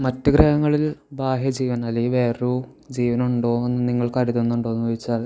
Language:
Malayalam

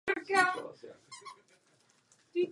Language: Czech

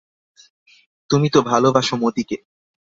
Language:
Bangla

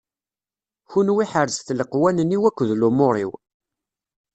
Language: Kabyle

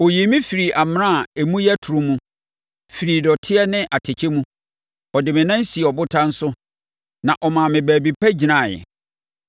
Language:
Akan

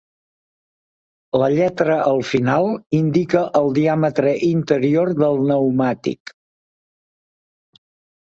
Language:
Catalan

